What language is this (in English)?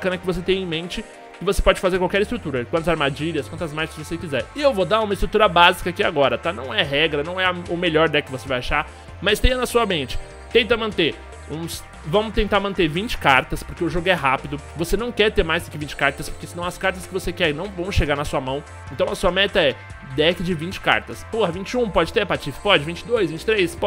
Portuguese